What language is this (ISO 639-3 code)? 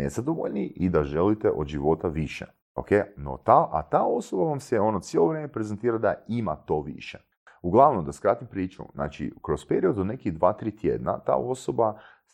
hrv